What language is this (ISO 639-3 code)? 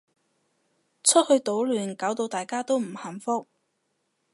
yue